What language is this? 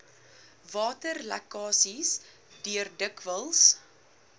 Afrikaans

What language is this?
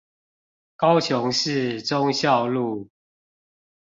Chinese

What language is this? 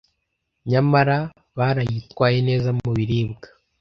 Kinyarwanda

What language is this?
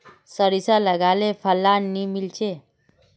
Magahi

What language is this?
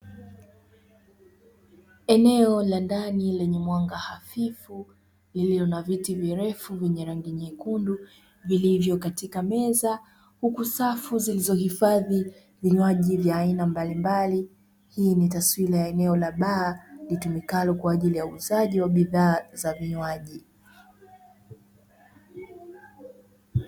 Swahili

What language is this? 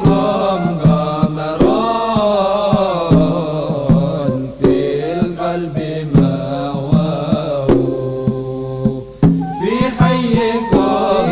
Indonesian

